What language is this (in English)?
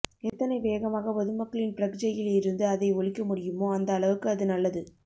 Tamil